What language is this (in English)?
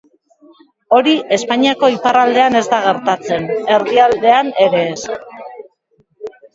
Basque